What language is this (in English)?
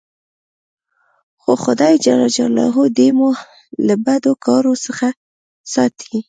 Pashto